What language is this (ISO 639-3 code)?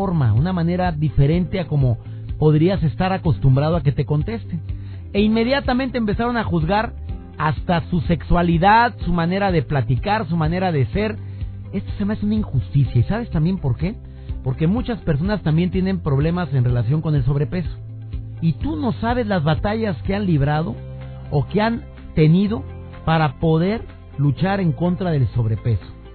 spa